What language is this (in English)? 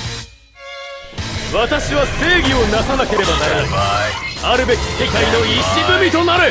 Japanese